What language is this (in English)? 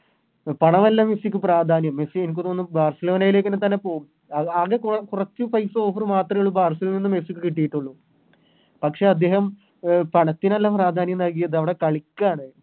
Malayalam